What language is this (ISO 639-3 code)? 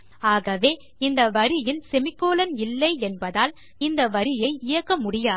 tam